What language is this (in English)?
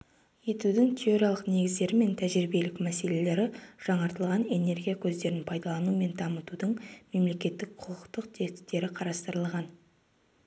Kazakh